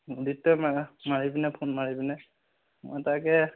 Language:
Assamese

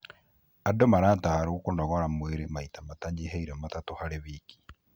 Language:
Kikuyu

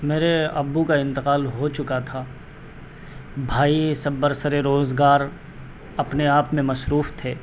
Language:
Urdu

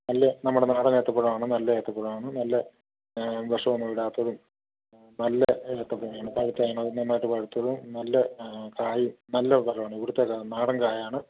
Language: Malayalam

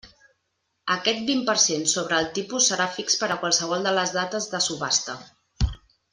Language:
Catalan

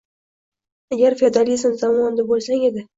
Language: Uzbek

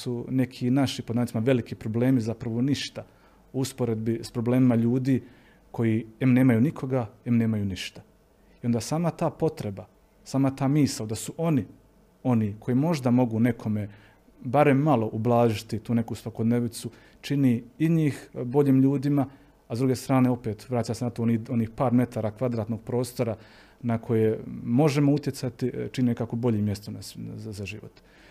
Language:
Croatian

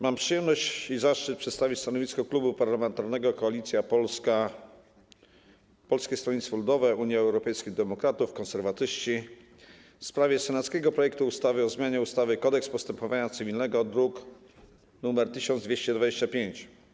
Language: Polish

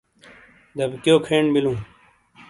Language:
Shina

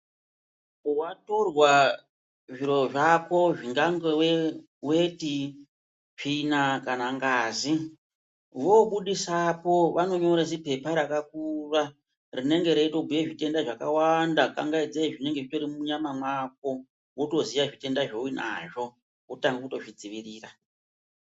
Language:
Ndau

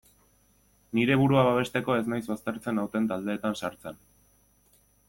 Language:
Basque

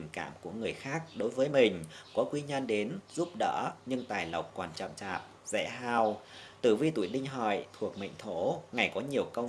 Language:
Vietnamese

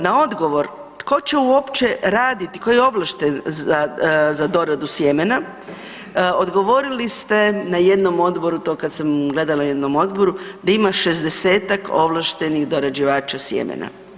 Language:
Croatian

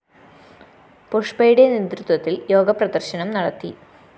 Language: Malayalam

